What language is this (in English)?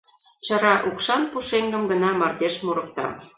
Mari